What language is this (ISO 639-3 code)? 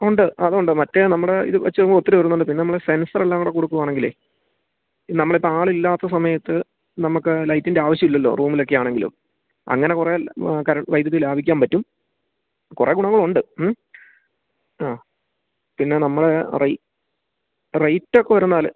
mal